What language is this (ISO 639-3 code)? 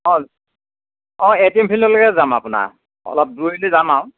asm